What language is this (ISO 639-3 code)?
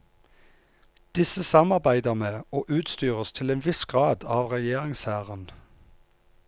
nor